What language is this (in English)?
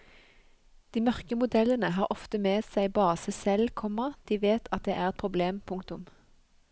Norwegian